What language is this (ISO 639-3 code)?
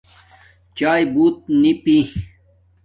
dmk